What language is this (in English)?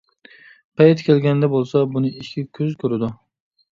Uyghur